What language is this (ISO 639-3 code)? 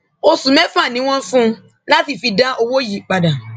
yor